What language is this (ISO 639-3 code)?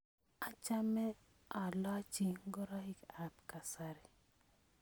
kln